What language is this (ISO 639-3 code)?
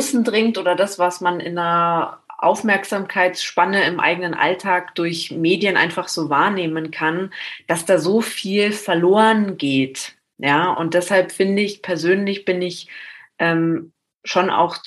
deu